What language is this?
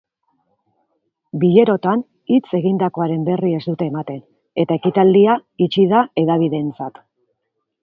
Basque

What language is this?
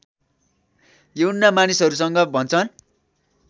Nepali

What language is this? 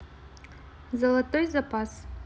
Russian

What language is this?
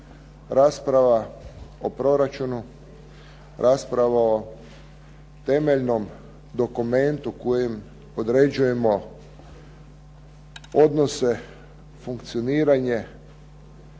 Croatian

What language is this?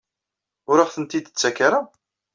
Kabyle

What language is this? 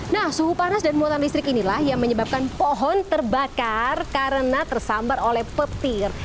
Indonesian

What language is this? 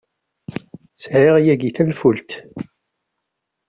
Kabyle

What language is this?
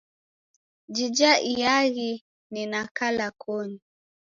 Taita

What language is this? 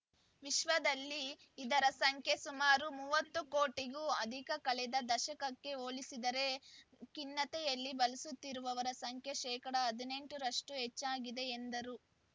Kannada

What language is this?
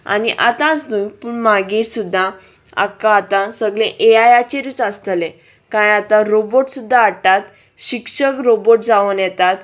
Konkani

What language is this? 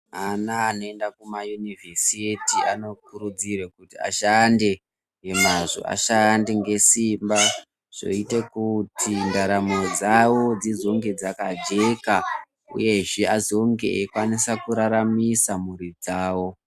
Ndau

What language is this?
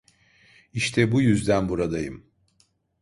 Turkish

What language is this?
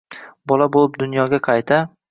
Uzbek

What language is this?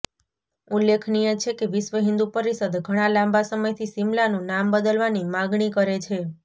Gujarati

